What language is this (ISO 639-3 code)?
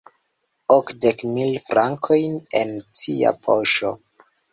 epo